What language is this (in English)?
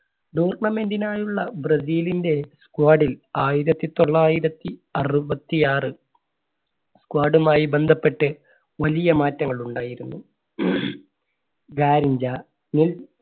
Malayalam